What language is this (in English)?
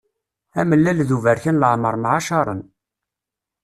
Kabyle